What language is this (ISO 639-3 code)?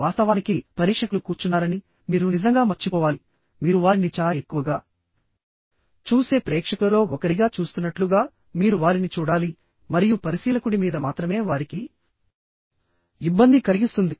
tel